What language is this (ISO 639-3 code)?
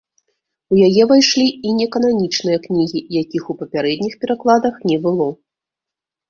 bel